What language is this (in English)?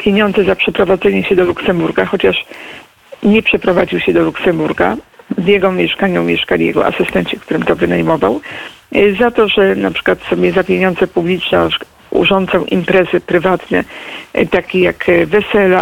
Polish